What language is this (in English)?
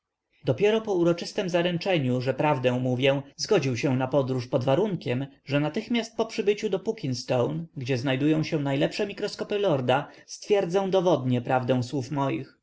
Polish